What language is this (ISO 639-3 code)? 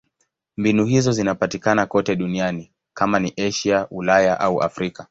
swa